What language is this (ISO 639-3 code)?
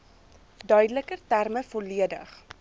afr